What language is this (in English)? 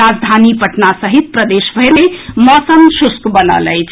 Maithili